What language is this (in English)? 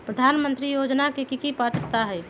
Magahi